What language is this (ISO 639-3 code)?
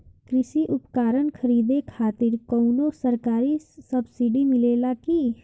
bho